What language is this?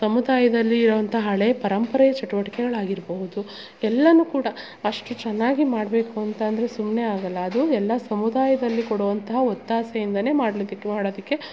Kannada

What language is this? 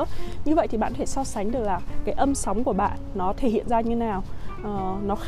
Vietnamese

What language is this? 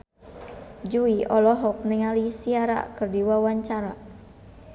Sundanese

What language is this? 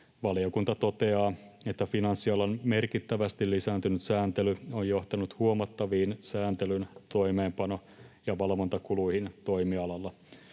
Finnish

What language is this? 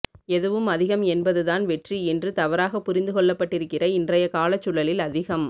Tamil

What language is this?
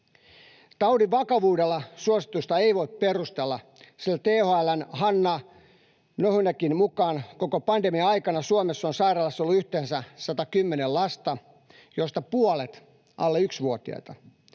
Finnish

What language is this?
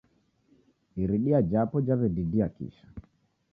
Taita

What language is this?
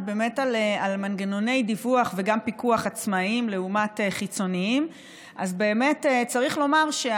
Hebrew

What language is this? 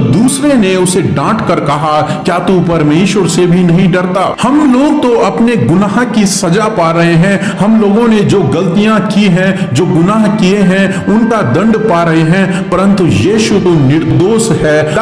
Hindi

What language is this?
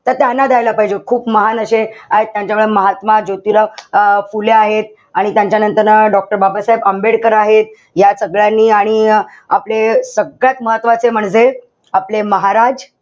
Marathi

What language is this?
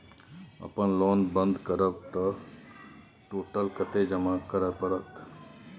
Maithili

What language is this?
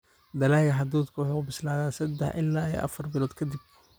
Somali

